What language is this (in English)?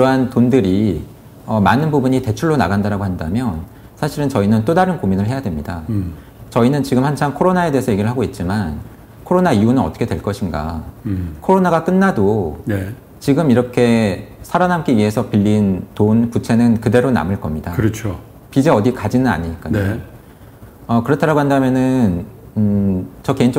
Korean